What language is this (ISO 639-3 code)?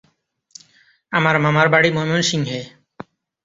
ben